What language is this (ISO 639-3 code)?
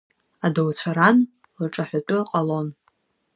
abk